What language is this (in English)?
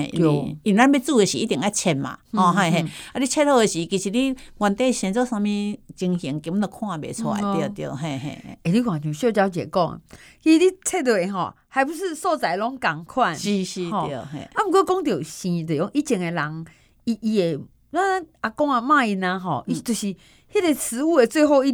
Chinese